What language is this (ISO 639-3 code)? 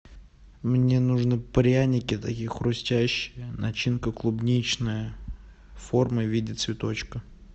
rus